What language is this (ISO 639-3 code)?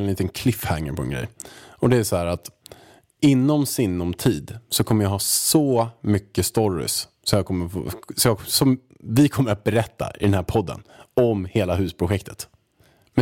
swe